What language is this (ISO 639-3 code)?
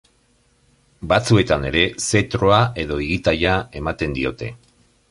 eus